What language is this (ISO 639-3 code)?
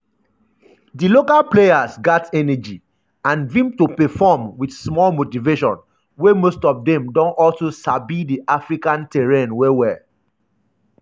pcm